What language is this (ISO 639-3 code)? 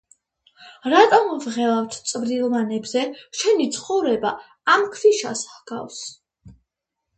kat